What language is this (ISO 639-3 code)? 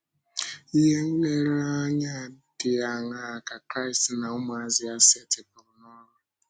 ibo